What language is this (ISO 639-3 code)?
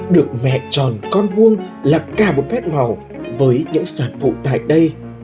vie